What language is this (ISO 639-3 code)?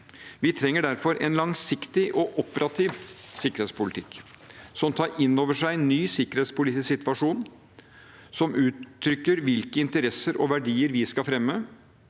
nor